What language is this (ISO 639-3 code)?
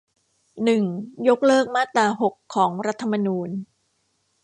tha